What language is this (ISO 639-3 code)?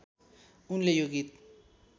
nep